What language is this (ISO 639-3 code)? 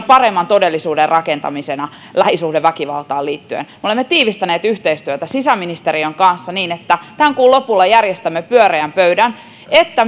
fin